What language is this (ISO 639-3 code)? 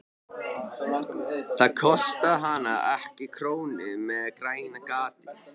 isl